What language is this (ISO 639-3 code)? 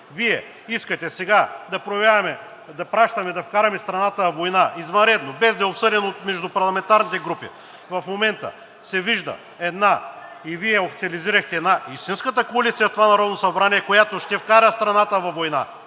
bul